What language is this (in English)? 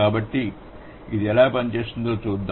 Telugu